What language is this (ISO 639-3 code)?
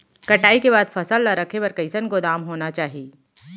hne